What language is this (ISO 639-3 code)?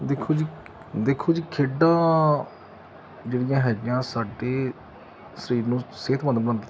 pan